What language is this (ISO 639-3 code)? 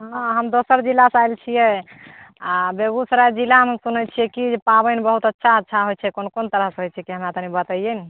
mai